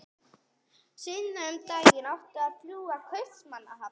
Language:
Icelandic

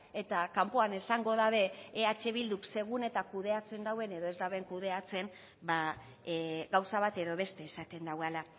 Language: Basque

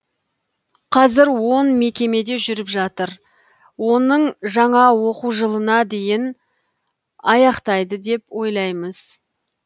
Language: Kazakh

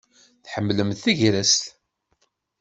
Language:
Kabyle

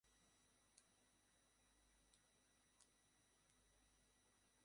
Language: Bangla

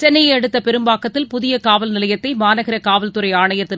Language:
Tamil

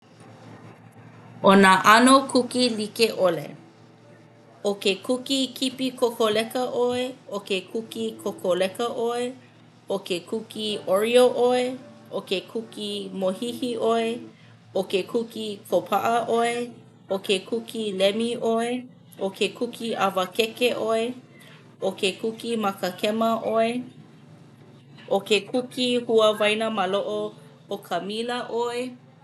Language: Hawaiian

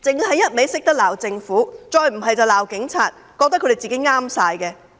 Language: Cantonese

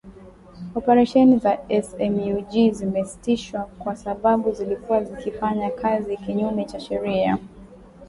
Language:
Swahili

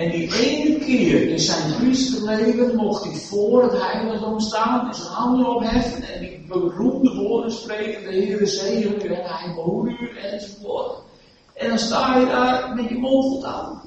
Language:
Dutch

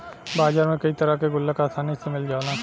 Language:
Bhojpuri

